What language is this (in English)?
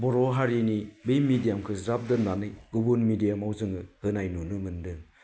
Bodo